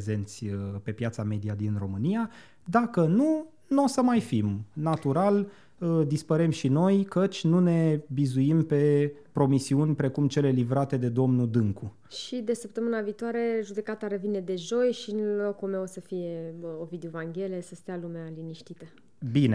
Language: Romanian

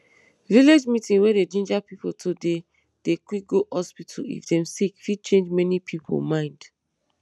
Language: Nigerian Pidgin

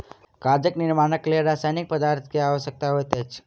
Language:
Maithili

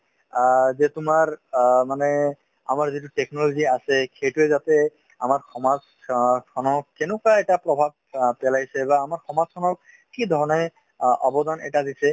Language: Assamese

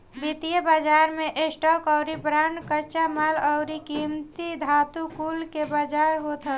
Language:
Bhojpuri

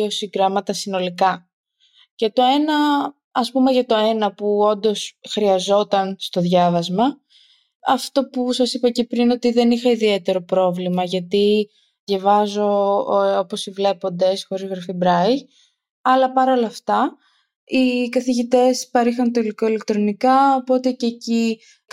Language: Greek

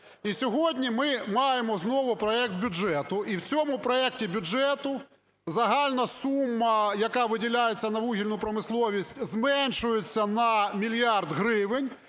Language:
Ukrainian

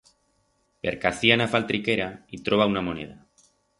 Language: Aragonese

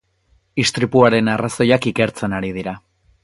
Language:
Basque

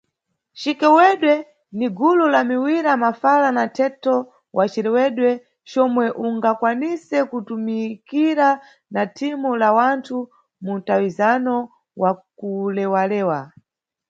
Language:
Nyungwe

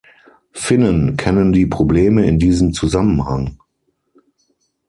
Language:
German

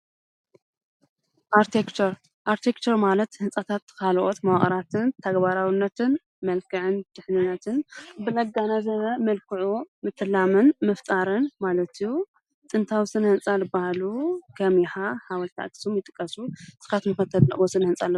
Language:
Tigrinya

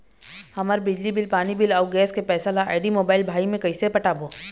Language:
Chhattisgarhi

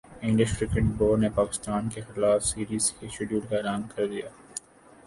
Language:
Urdu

